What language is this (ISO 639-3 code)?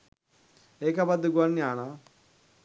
sin